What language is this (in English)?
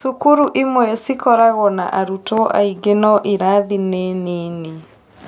Kikuyu